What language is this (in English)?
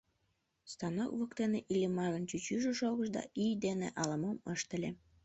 Mari